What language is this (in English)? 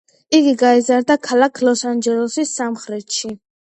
Georgian